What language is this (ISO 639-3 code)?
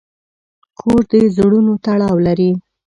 pus